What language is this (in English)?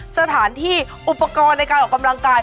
Thai